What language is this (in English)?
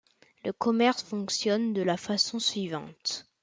French